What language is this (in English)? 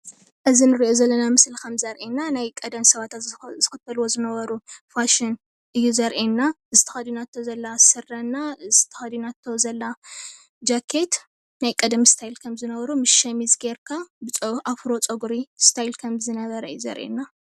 Tigrinya